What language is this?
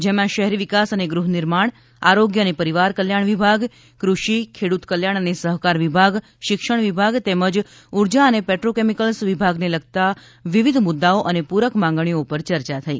Gujarati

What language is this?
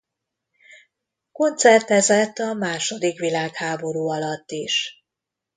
Hungarian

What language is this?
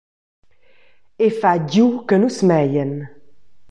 Romansh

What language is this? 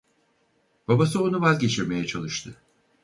Turkish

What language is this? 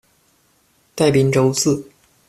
Chinese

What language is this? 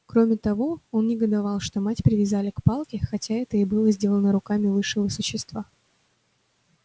Russian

